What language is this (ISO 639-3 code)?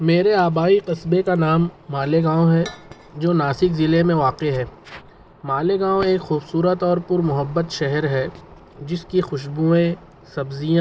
urd